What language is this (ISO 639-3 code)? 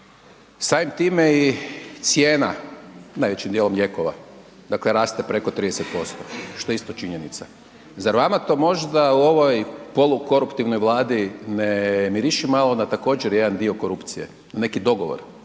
hrv